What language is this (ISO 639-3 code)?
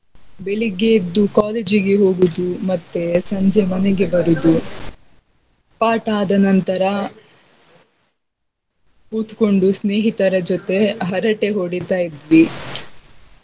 kan